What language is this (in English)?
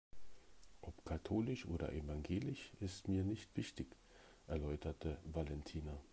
German